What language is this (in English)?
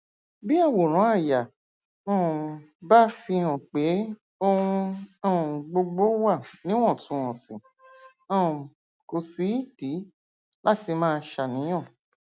Yoruba